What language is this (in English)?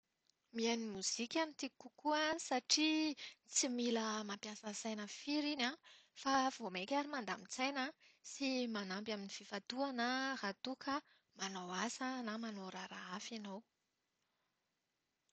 Malagasy